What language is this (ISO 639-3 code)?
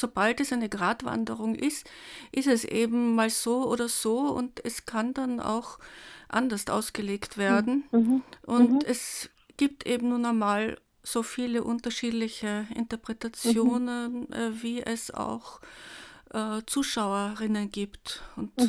deu